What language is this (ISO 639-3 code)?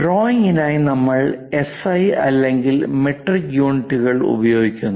mal